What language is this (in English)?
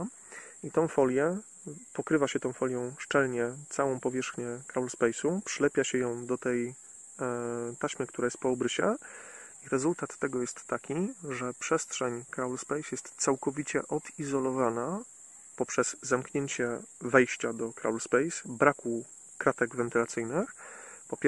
Polish